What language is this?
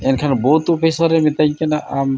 Santali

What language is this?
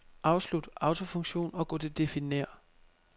Danish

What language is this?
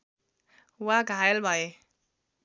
Nepali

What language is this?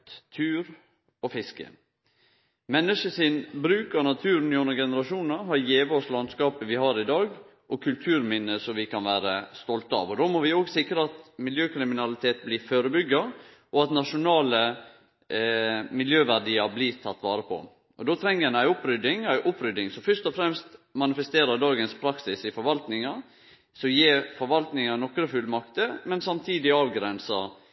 Norwegian Nynorsk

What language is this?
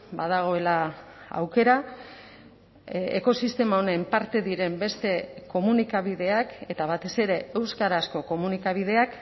Basque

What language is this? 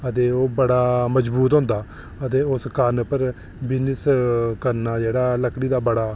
Dogri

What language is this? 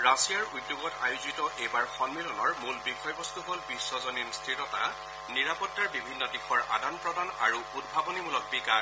Assamese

